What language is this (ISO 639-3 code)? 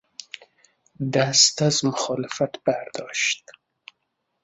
fas